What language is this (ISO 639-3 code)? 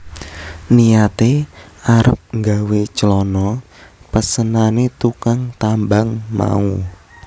jav